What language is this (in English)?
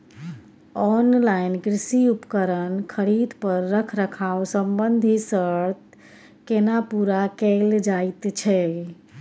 Maithili